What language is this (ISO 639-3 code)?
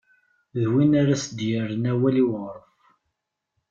kab